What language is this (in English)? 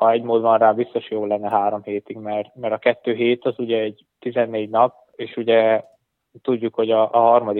Hungarian